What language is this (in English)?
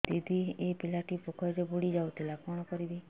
Odia